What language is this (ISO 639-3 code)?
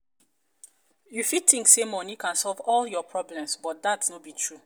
pcm